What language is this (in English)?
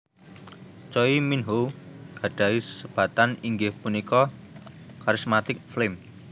Javanese